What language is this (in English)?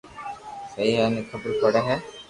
Loarki